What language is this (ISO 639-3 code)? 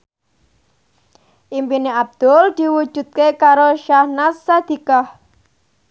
jav